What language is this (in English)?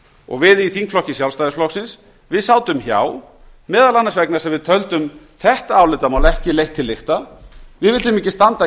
Icelandic